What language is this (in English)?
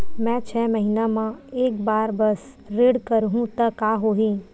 Chhattisgarhi